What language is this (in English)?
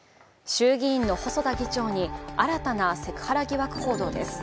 Japanese